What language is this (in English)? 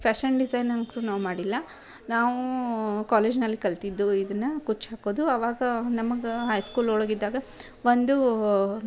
Kannada